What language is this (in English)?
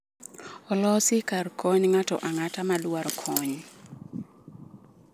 Luo (Kenya and Tanzania)